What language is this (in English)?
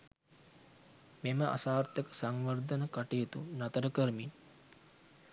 Sinhala